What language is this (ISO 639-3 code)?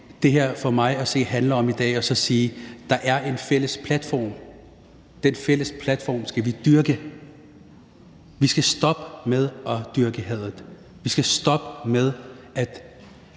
dan